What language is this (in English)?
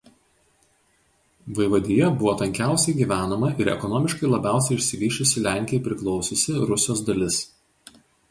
Lithuanian